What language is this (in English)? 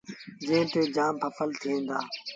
Sindhi Bhil